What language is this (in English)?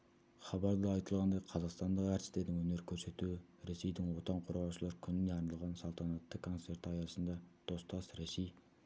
Kazakh